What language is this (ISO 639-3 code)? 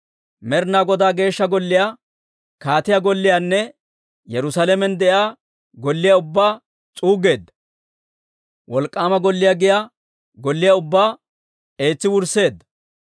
dwr